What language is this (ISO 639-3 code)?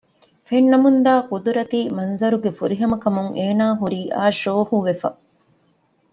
div